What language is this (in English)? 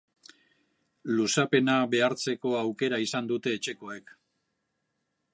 Basque